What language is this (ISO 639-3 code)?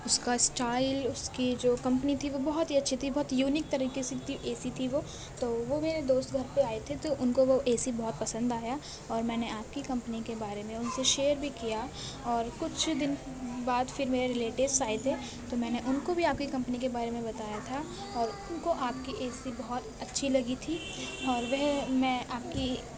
urd